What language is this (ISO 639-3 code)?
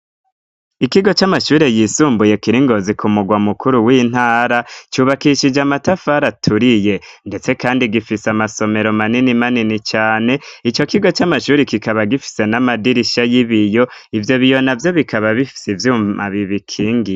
run